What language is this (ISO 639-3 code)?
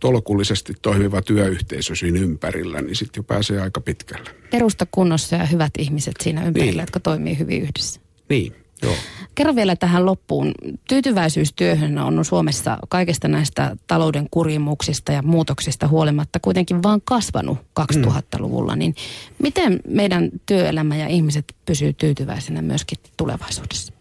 fin